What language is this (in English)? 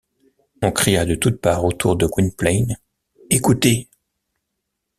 French